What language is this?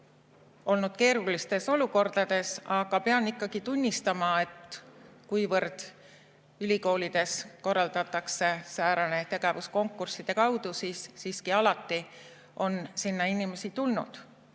Estonian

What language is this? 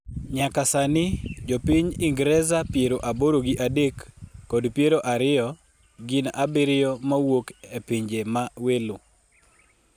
Luo (Kenya and Tanzania)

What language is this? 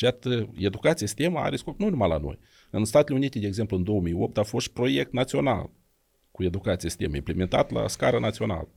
Romanian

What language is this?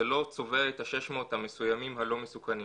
Hebrew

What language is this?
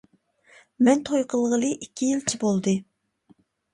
Uyghur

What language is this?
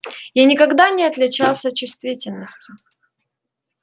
Russian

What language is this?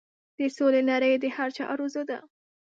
Pashto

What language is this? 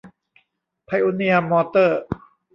Thai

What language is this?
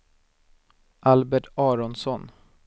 Swedish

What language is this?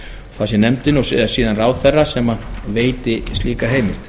Icelandic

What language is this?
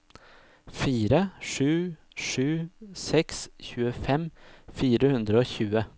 Norwegian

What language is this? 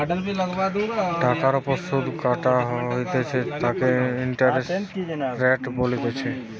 Bangla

